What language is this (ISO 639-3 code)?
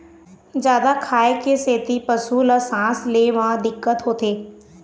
hne